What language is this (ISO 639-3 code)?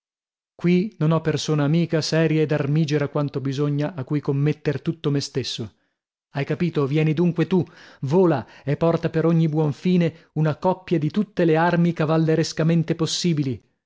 ita